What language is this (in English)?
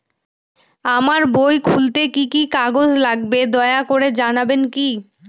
Bangla